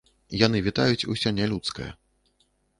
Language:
Belarusian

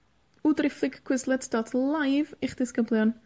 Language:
Welsh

